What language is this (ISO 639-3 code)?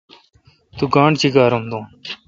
xka